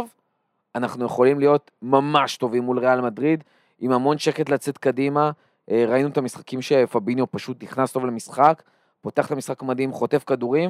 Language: Hebrew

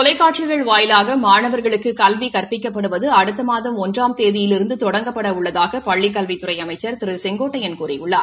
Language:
Tamil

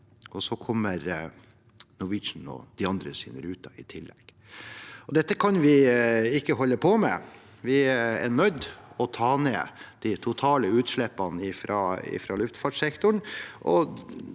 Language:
Norwegian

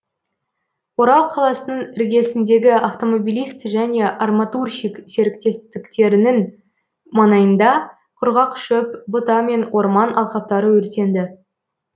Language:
Kazakh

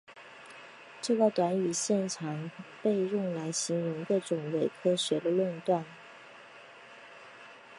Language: Chinese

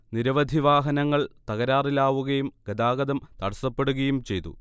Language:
Malayalam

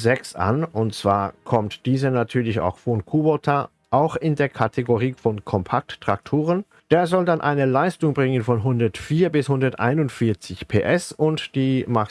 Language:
German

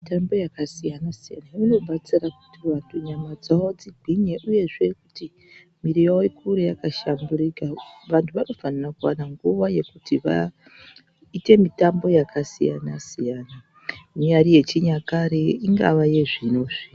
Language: Ndau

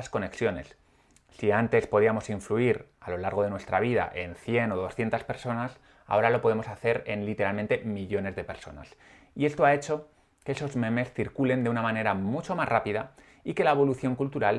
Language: Spanish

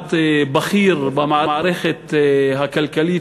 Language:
Hebrew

